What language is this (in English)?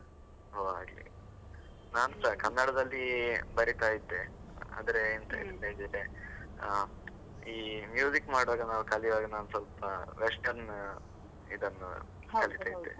Kannada